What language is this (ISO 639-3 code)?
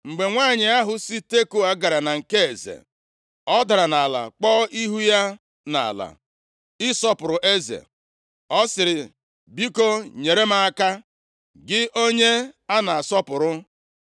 ibo